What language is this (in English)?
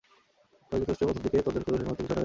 Bangla